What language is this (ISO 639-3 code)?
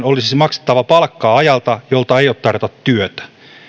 fin